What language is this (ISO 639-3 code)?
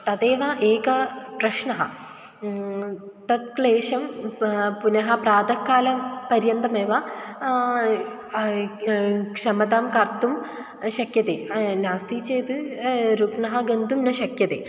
san